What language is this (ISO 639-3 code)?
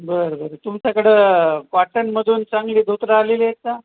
mar